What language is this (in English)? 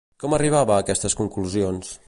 Catalan